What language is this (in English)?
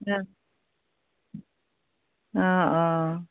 Assamese